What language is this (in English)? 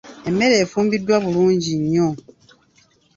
Ganda